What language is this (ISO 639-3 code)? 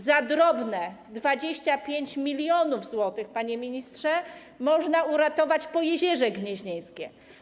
pol